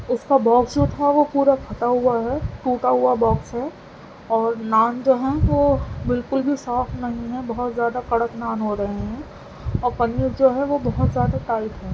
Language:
Urdu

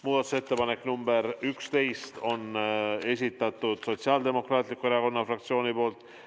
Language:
Estonian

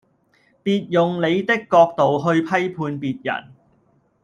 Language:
Cantonese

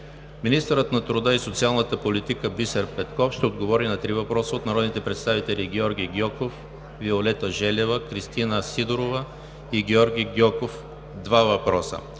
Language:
Bulgarian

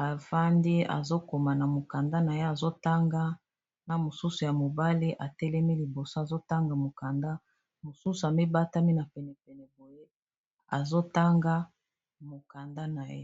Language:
Lingala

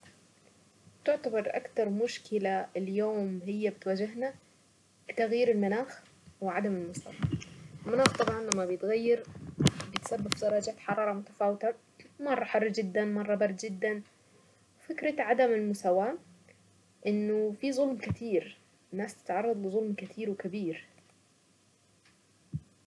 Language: Saidi Arabic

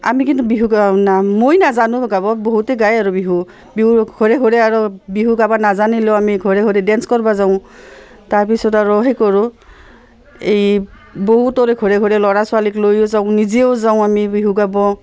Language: Assamese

